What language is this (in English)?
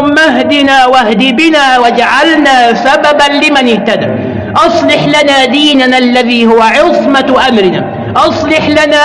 Arabic